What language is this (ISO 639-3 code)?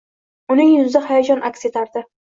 uzb